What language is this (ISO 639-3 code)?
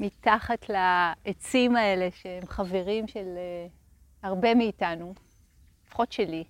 heb